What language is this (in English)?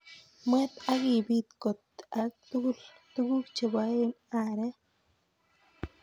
Kalenjin